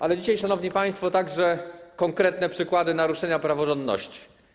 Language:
Polish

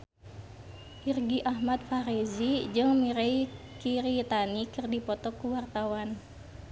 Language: Sundanese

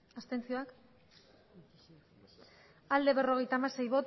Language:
Basque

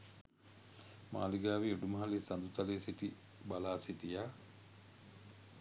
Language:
Sinhala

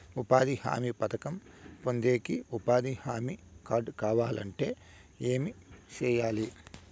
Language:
Telugu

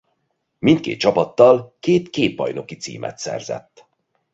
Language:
Hungarian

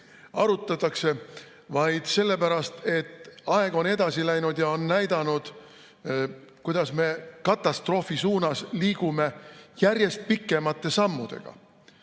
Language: Estonian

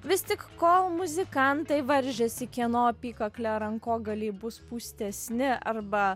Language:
Lithuanian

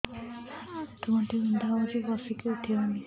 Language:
Odia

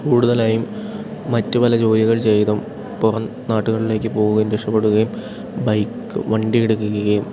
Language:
Malayalam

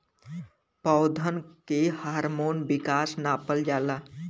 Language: Bhojpuri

